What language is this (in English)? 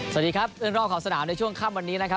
Thai